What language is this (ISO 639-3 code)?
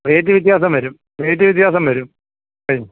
mal